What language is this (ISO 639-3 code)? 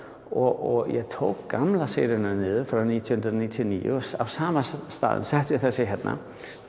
isl